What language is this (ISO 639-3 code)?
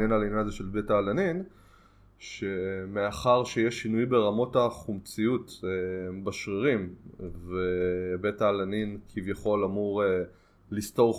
heb